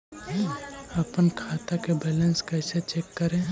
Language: Magahi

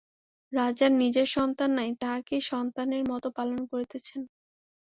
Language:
Bangla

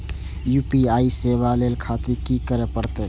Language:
Maithili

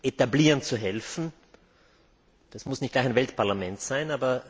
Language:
German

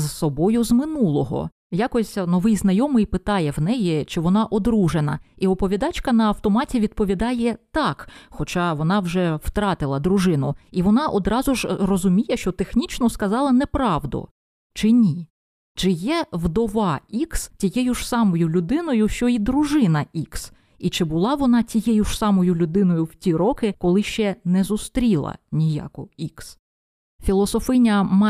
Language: Ukrainian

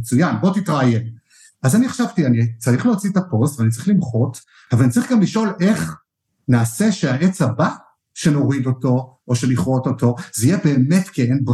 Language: Hebrew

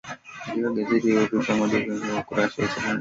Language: Swahili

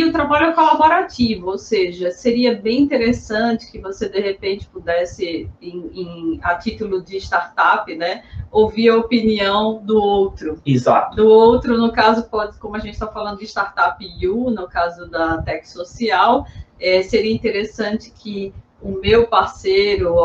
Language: Portuguese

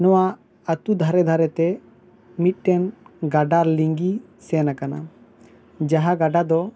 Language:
Santali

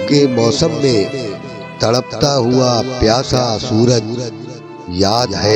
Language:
Urdu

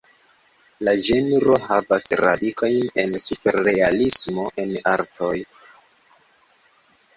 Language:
Esperanto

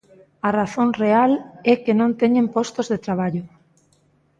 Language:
Galician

